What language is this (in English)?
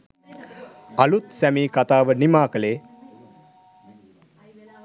Sinhala